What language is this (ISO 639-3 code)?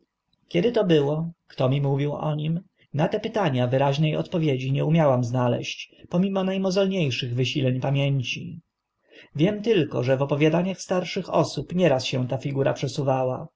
pol